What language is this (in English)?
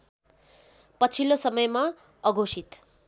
Nepali